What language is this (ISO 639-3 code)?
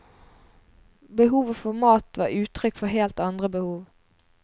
nor